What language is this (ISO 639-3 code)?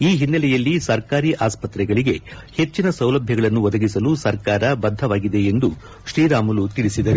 kan